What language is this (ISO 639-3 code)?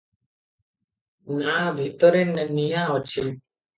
ori